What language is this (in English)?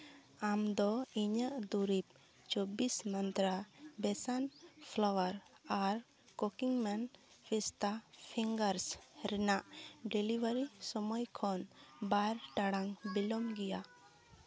Santali